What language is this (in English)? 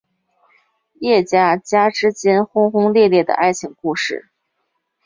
Chinese